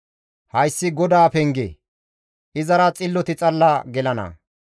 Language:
Gamo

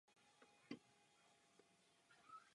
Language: Czech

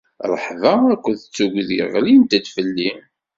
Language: Kabyle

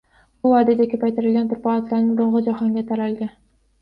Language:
Uzbek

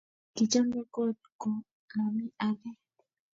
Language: Kalenjin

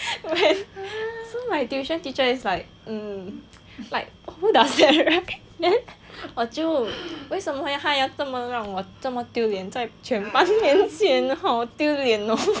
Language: English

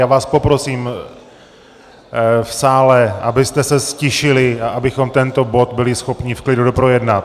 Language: Czech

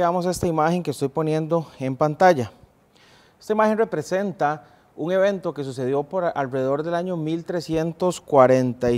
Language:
Spanish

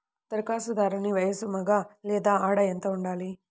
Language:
Telugu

